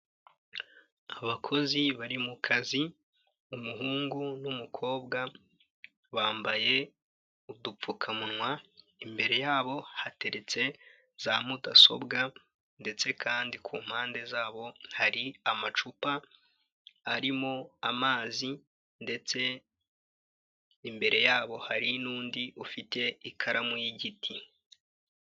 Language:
Kinyarwanda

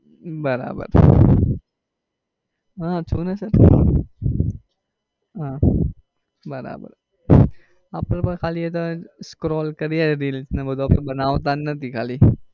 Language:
Gujarati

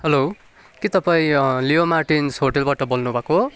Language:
Nepali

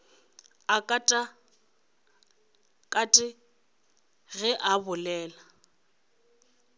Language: Northern Sotho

